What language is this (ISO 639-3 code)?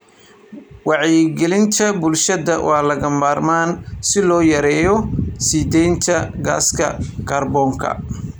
som